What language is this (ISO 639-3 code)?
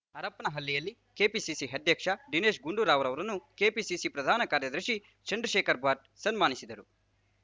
kan